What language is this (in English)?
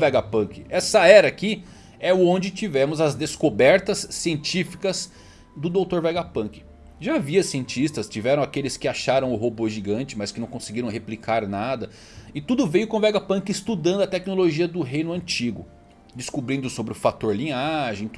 Portuguese